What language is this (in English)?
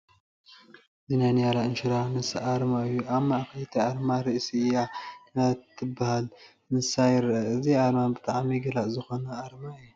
Tigrinya